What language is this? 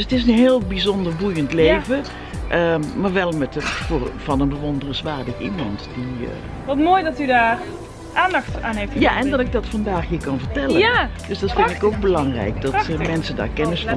Dutch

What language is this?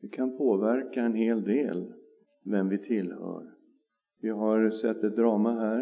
Swedish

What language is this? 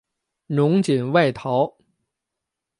Chinese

